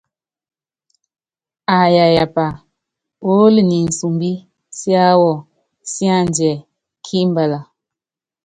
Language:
Yangben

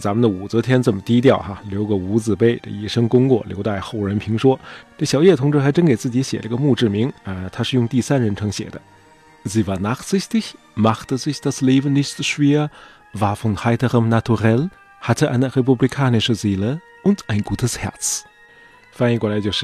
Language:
Chinese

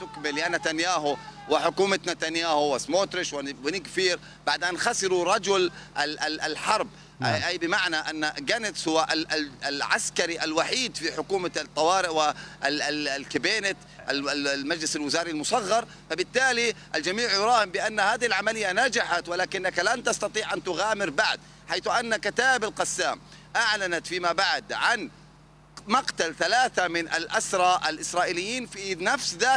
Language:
Arabic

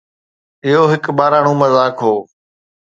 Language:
Sindhi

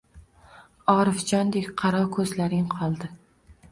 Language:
Uzbek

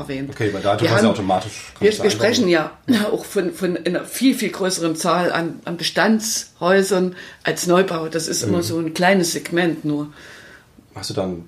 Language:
German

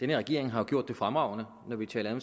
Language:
Danish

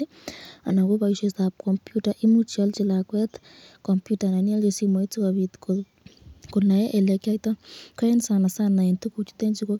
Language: Kalenjin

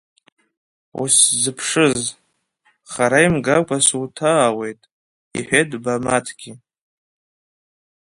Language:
Abkhazian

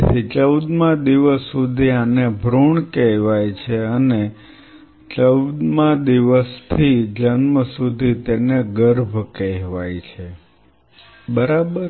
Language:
Gujarati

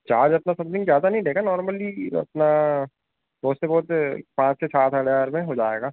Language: Hindi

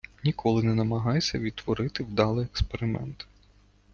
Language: Ukrainian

